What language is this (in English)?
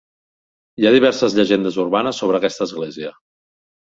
Catalan